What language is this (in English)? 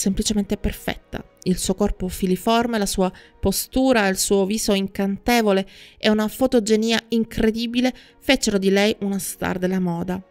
Italian